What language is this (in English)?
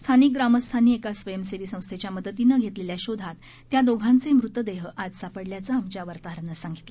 Marathi